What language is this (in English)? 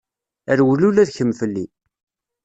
Kabyle